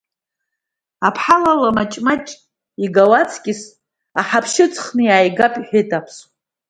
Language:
Abkhazian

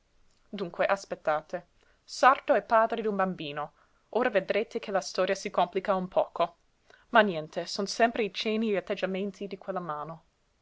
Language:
Italian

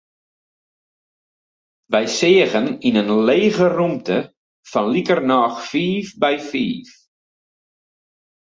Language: Western Frisian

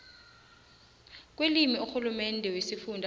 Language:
South Ndebele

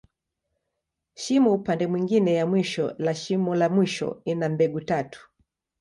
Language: Swahili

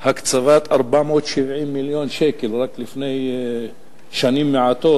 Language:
Hebrew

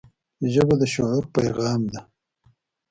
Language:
Pashto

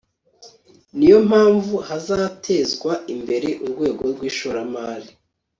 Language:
Kinyarwanda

